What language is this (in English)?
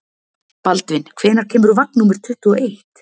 Icelandic